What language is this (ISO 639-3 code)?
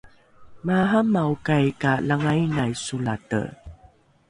dru